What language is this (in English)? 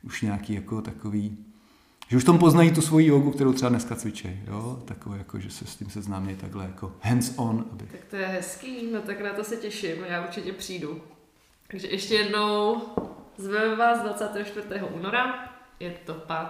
Czech